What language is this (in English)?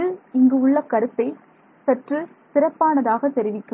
Tamil